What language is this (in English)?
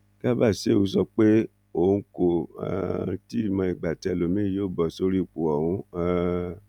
Yoruba